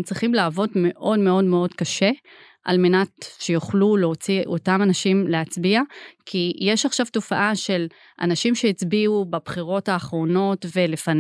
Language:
Hebrew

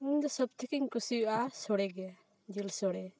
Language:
Santali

